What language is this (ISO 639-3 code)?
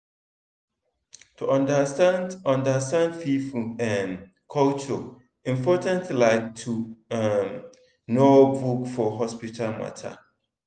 pcm